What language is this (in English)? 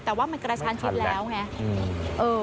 Thai